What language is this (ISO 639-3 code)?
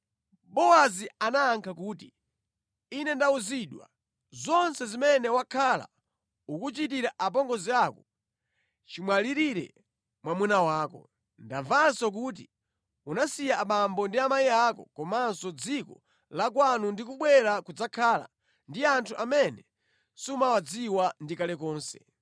nya